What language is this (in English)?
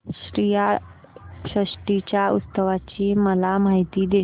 Marathi